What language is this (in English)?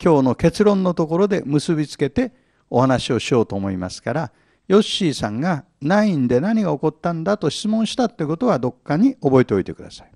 Japanese